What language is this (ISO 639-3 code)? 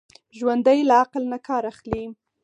pus